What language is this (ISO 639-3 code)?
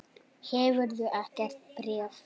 isl